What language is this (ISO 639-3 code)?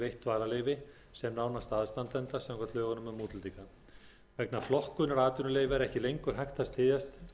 isl